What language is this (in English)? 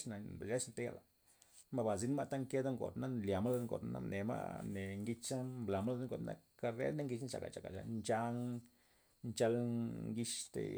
Loxicha Zapotec